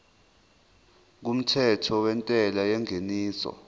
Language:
Zulu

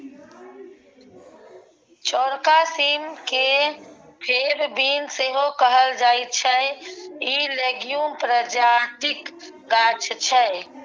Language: Maithili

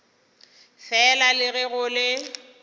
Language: Northern Sotho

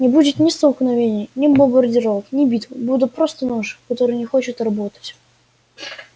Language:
Russian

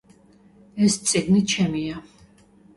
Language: Georgian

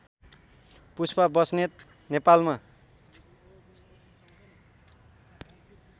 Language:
Nepali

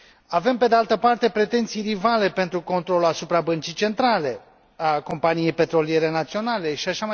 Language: Romanian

